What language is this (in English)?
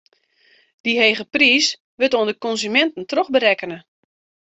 Western Frisian